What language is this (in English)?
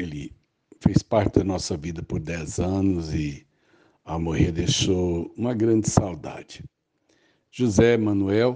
Portuguese